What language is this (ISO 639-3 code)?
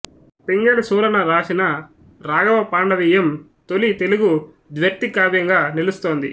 tel